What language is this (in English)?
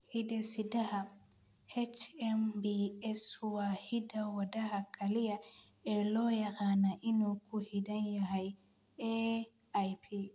Somali